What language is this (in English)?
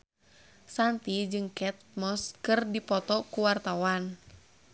Sundanese